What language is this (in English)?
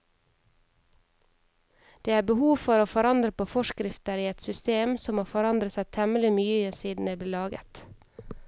Norwegian